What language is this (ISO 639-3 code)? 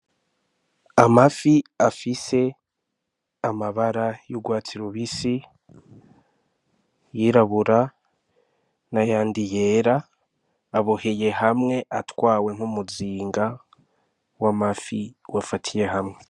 run